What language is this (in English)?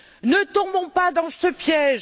French